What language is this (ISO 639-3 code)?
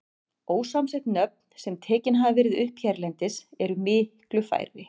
isl